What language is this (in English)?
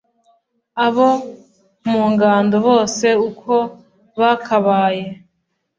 Kinyarwanda